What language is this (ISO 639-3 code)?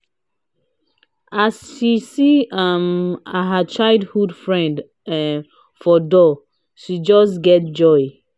pcm